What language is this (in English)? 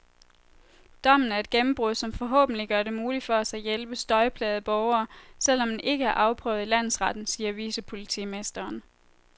Danish